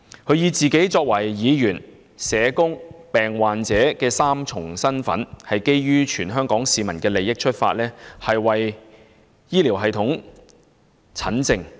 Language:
Cantonese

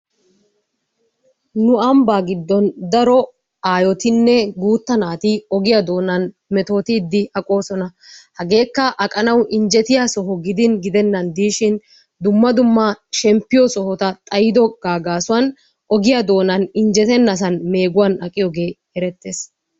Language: Wolaytta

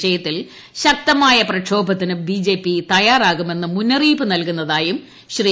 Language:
Malayalam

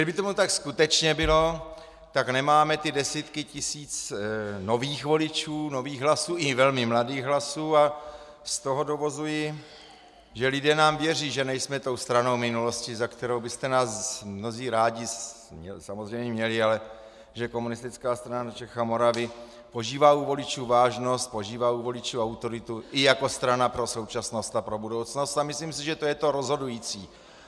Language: Czech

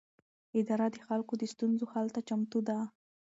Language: Pashto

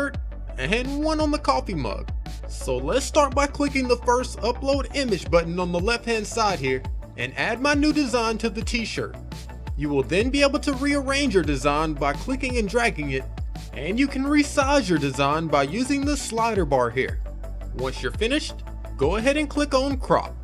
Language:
English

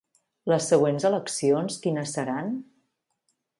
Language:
Catalan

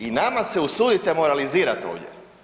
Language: Croatian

